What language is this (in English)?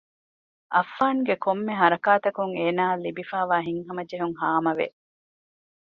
Divehi